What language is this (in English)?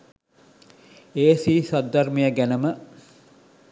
Sinhala